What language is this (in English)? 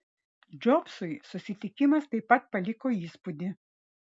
Lithuanian